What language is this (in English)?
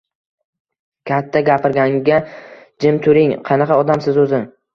Uzbek